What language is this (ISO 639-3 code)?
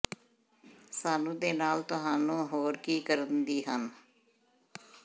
pan